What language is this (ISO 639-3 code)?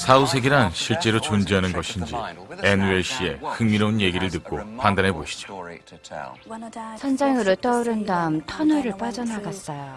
kor